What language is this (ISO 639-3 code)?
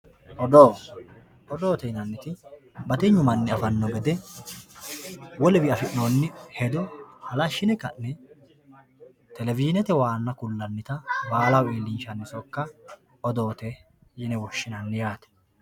sid